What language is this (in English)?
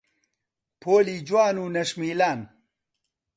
Central Kurdish